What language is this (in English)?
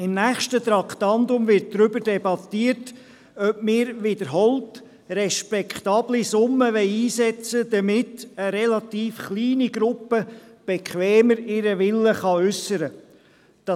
Swiss German